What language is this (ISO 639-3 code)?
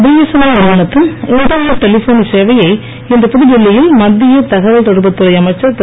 tam